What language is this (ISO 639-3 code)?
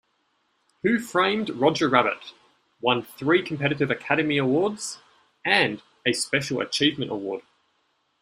eng